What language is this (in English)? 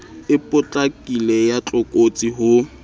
Southern Sotho